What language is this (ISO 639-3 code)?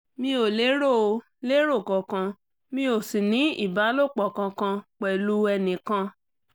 yor